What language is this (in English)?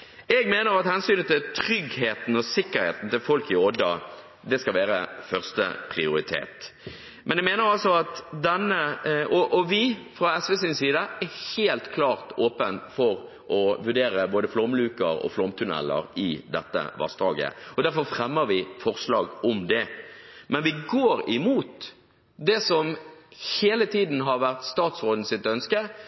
Norwegian Bokmål